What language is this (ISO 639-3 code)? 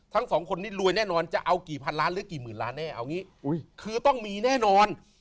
tha